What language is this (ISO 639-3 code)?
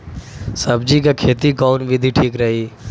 bho